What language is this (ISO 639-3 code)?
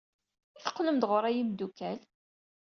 kab